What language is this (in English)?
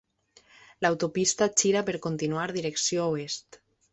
Catalan